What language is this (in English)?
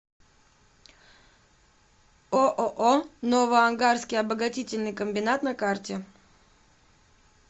Russian